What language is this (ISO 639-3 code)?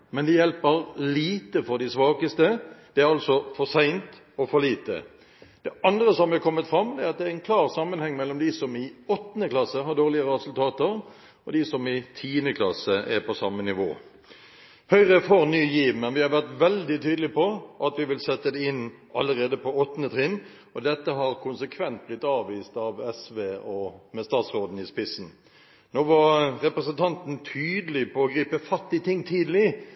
nob